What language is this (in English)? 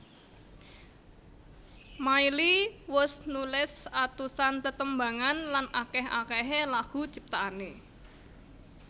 Javanese